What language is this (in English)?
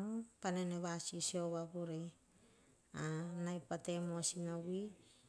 Hahon